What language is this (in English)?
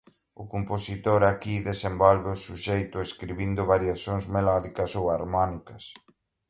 Galician